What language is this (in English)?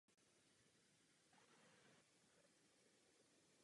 Czech